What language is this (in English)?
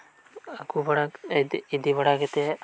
Santali